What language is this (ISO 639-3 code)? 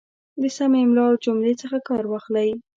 pus